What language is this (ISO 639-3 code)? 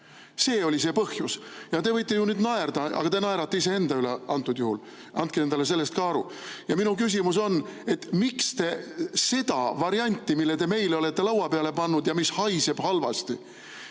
est